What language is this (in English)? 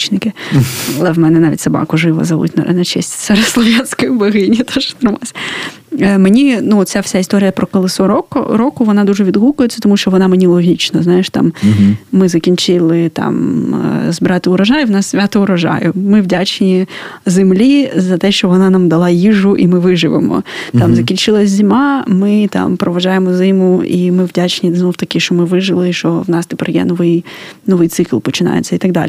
Ukrainian